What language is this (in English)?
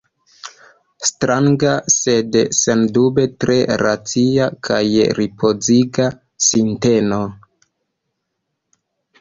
Esperanto